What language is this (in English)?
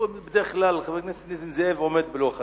Hebrew